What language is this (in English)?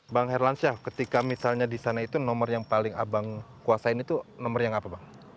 Indonesian